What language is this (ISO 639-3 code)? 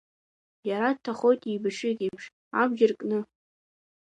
abk